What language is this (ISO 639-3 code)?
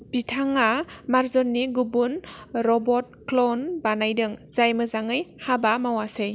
brx